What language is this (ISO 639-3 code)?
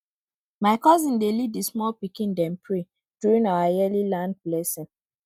pcm